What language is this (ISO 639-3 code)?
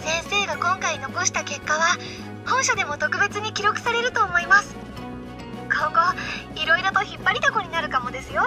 jpn